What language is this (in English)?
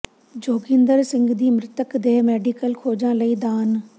Punjabi